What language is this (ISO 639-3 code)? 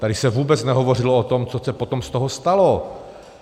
ces